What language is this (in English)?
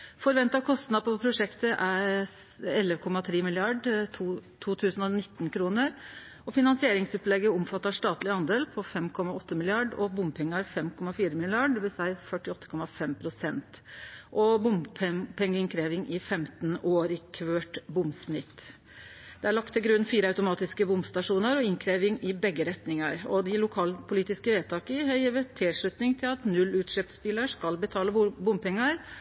Norwegian Nynorsk